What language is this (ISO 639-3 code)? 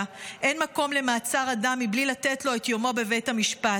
heb